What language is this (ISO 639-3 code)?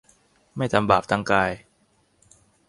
tha